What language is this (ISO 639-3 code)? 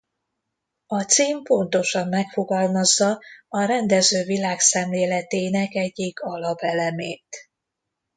hun